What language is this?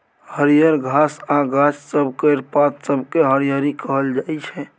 Maithili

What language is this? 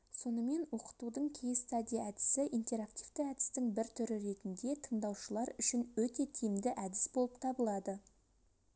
Kazakh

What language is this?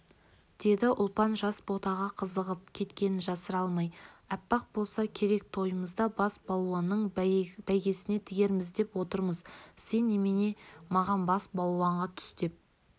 Kazakh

